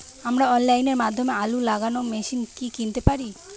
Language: Bangla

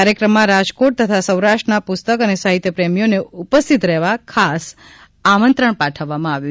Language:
Gujarati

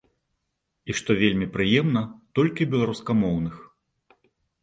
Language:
Belarusian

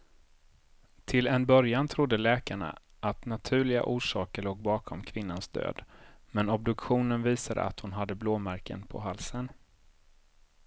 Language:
Swedish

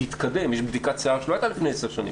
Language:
Hebrew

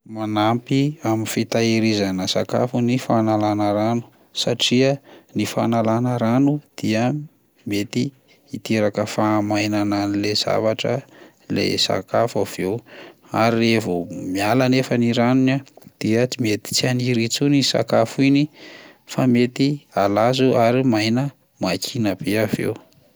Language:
Malagasy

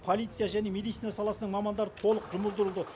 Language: Kazakh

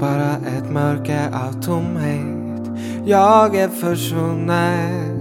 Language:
Swedish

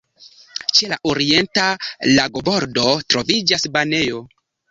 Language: Esperanto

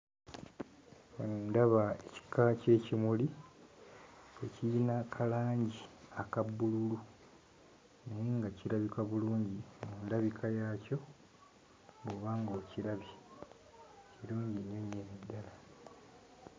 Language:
Ganda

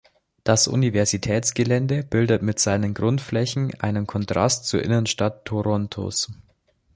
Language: German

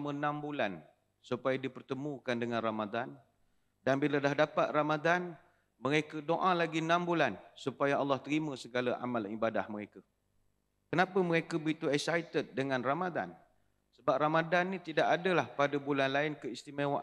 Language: Malay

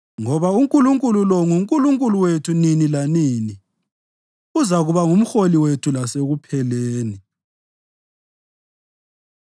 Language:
North Ndebele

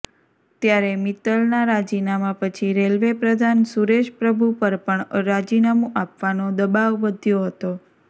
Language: Gujarati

